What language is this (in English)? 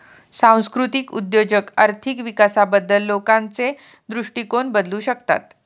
Marathi